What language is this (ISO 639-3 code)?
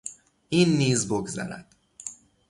fas